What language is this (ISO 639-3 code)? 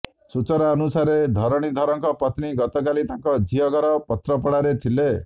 ori